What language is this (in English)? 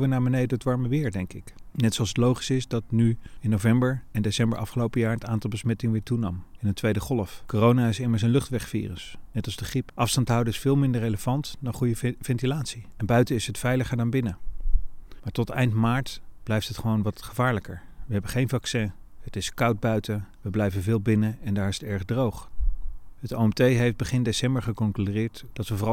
Dutch